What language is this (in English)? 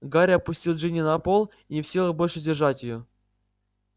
Russian